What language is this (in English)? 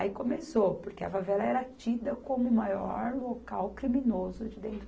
Portuguese